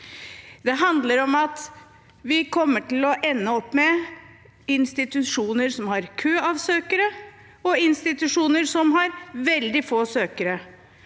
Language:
Norwegian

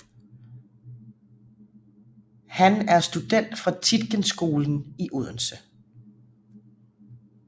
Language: Danish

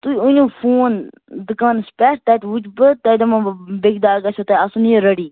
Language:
Kashmiri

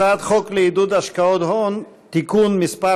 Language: Hebrew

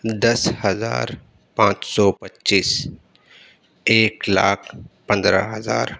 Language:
Urdu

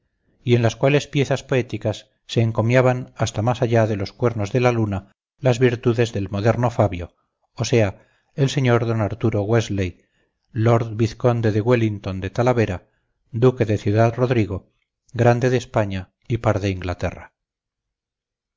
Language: Spanish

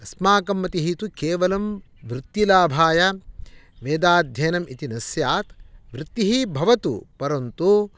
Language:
Sanskrit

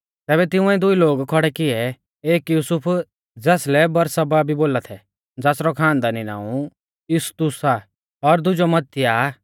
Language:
Mahasu Pahari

